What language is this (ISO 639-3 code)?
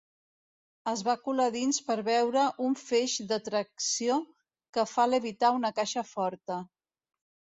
cat